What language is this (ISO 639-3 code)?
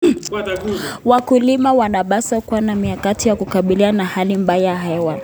kln